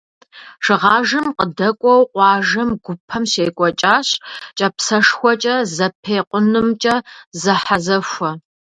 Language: Kabardian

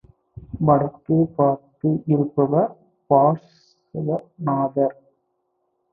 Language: Tamil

